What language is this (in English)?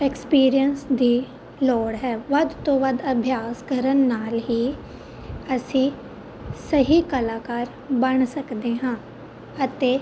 Punjabi